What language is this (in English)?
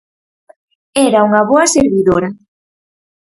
Galician